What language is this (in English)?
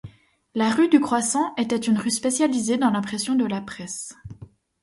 French